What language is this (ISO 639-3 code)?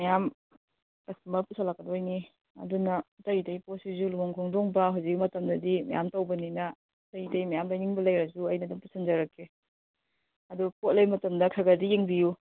mni